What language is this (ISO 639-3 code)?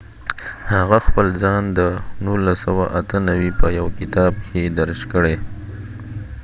pus